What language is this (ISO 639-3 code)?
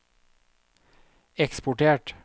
nor